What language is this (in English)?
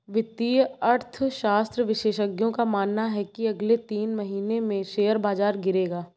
Hindi